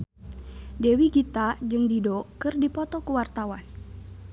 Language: Sundanese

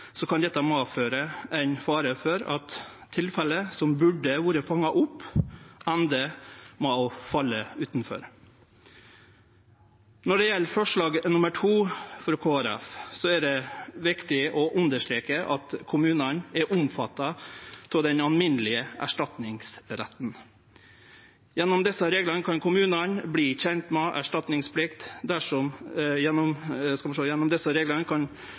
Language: Norwegian Nynorsk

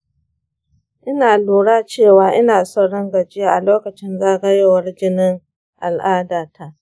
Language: Hausa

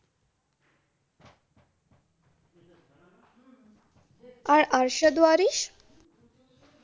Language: Bangla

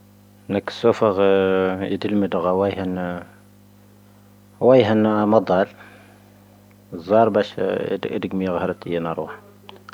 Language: Tahaggart Tamahaq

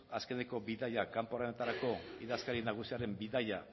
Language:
Basque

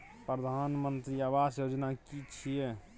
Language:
Maithili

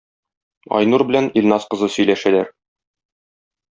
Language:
Tatar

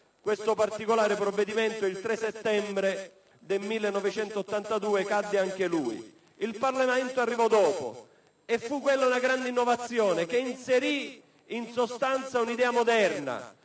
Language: Italian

